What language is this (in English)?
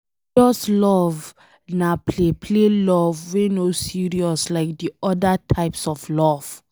Nigerian Pidgin